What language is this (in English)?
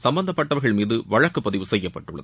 Tamil